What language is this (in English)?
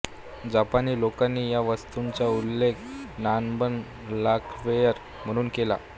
Marathi